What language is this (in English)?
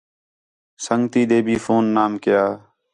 Khetrani